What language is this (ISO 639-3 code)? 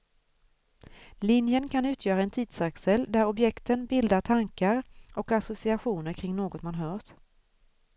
swe